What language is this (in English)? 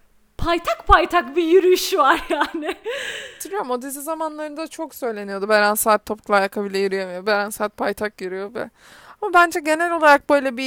Turkish